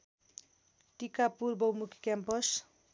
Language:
Nepali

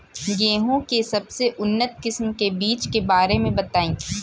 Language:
Bhojpuri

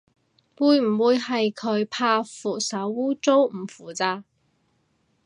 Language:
Cantonese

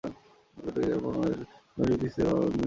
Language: Bangla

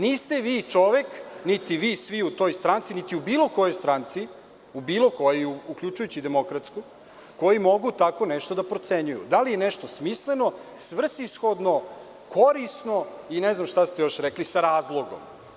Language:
Serbian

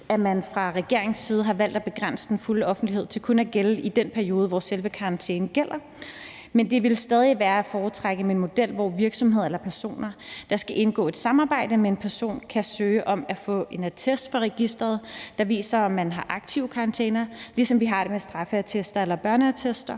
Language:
Danish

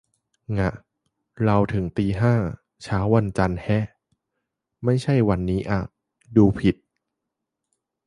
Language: Thai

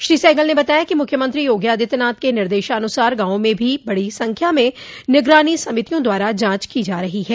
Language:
Hindi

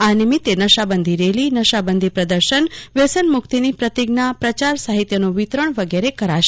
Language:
Gujarati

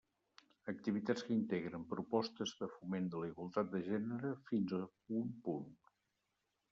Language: Catalan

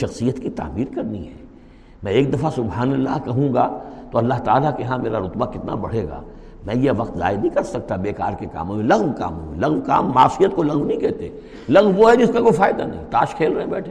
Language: Urdu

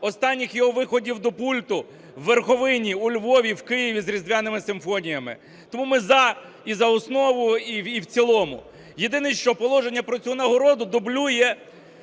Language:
Ukrainian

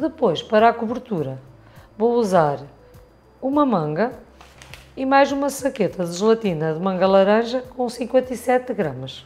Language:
Portuguese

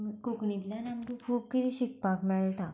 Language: Konkani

